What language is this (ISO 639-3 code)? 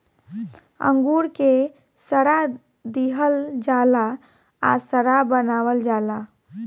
bho